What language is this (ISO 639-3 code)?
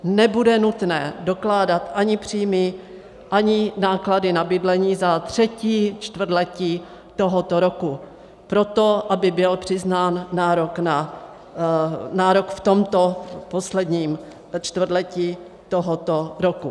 ces